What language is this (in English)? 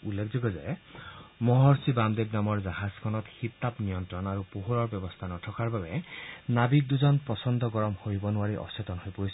Assamese